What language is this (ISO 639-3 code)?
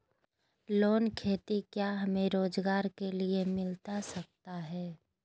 mag